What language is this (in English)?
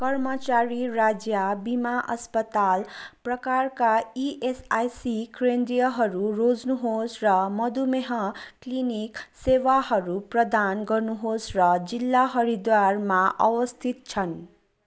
Nepali